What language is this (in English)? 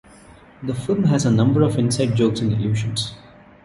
English